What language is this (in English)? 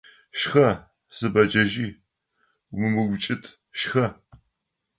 Adyghe